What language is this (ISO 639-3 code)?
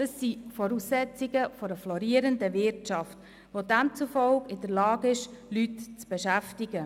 gsw